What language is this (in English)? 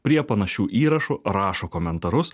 Lithuanian